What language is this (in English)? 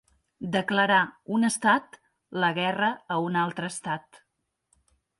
Catalan